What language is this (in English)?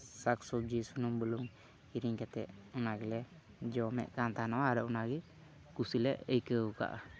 Santali